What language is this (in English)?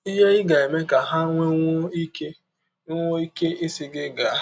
Igbo